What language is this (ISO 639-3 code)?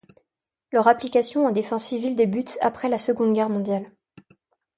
fra